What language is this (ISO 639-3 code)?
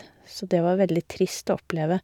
nor